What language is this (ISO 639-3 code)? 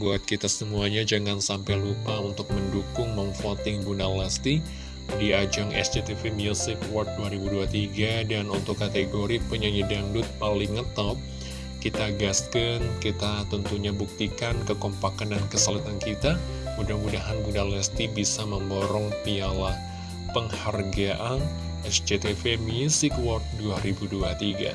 ind